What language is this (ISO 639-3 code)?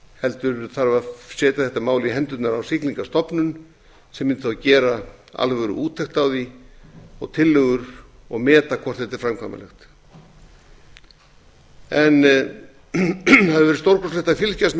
isl